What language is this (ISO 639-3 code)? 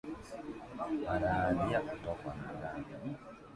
swa